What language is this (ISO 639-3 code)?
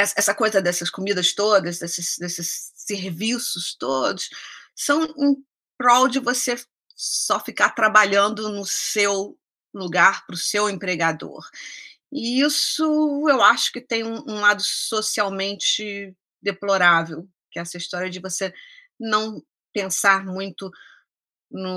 por